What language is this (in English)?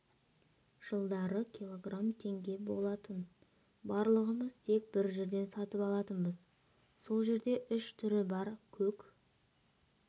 Kazakh